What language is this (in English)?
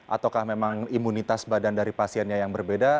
Indonesian